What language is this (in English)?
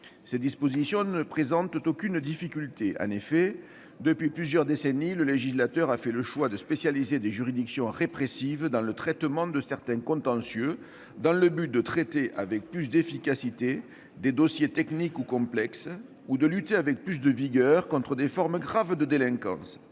French